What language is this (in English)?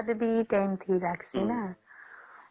Odia